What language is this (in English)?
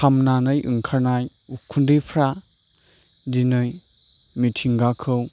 Bodo